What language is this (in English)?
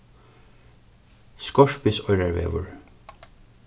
Faroese